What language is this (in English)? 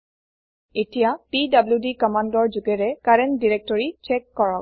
Assamese